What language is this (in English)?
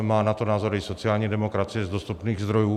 Czech